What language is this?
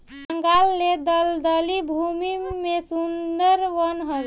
Bhojpuri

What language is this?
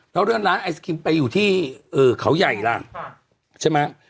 Thai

